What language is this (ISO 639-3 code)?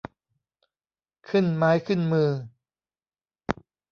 tha